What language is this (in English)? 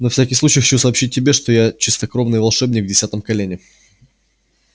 Russian